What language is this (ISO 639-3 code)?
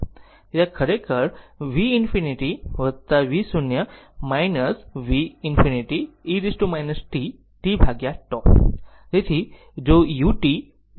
guj